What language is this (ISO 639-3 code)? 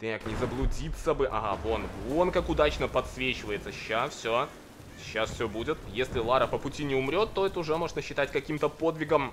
rus